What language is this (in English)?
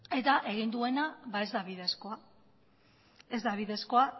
Basque